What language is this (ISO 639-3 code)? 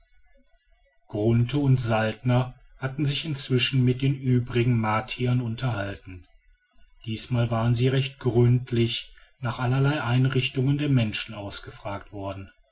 deu